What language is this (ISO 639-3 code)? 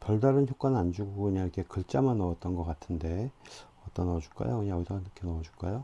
kor